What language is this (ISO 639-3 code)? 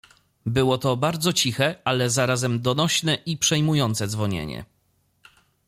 pol